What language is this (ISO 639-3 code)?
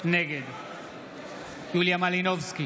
heb